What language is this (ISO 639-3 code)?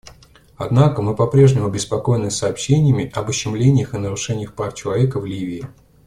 rus